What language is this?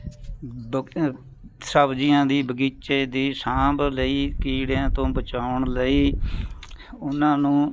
Punjabi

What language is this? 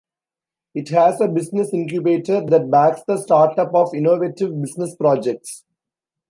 English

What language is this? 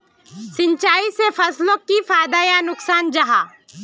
Magahi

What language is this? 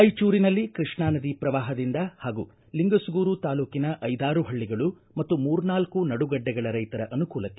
Kannada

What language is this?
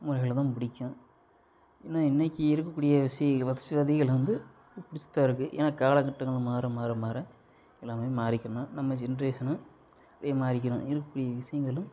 Tamil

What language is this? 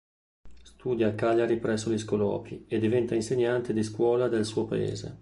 Italian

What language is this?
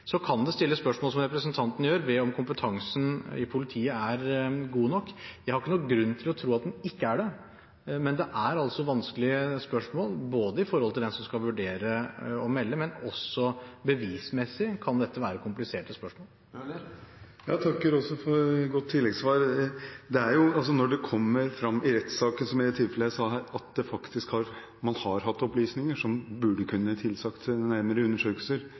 Norwegian Bokmål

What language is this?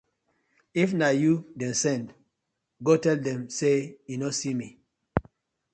Nigerian Pidgin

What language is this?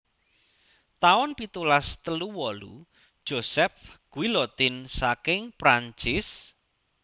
Javanese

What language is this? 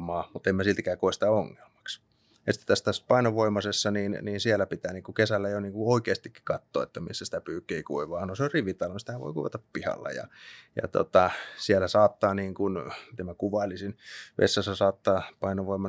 Finnish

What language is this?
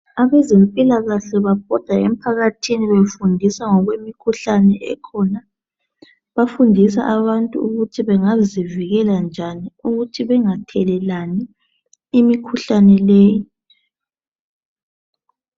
North Ndebele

